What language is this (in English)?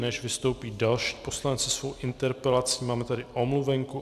Czech